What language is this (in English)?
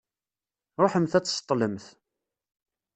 Kabyle